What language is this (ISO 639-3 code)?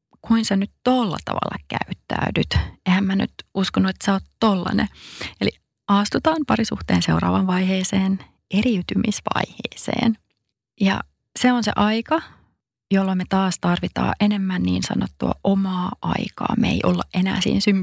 fin